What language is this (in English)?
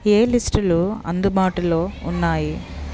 Telugu